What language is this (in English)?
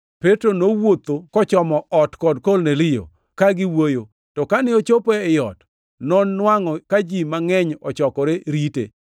Luo (Kenya and Tanzania)